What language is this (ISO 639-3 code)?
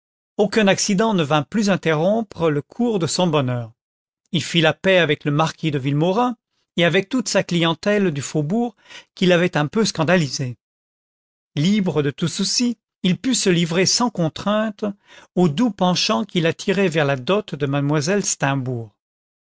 fra